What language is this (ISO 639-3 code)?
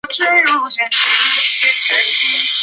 zho